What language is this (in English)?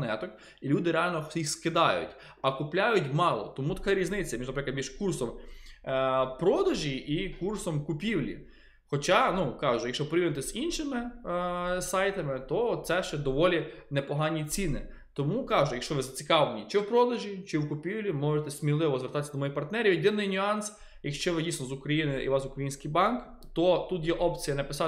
Ukrainian